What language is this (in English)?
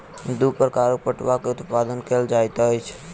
Maithili